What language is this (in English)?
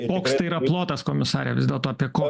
Lithuanian